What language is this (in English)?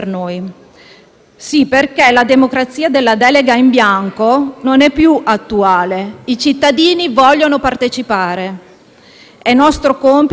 Italian